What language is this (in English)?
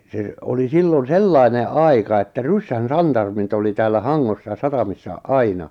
Finnish